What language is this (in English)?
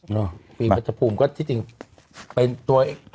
Thai